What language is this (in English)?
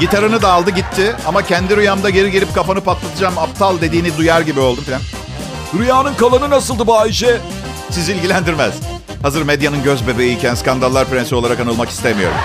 Turkish